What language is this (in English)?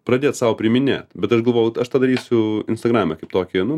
Lithuanian